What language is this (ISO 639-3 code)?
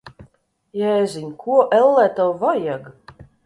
lav